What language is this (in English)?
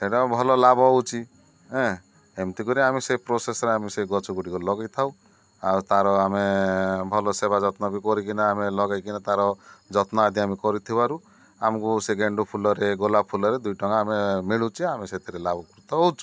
Odia